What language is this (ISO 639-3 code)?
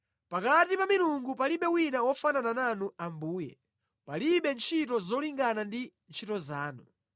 nya